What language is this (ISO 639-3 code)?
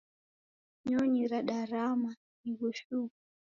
dav